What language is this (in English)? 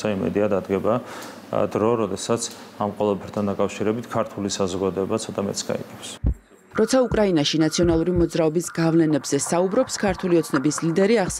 Romanian